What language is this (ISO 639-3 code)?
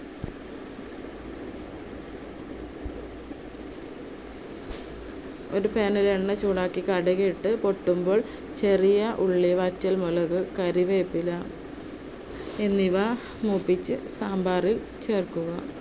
mal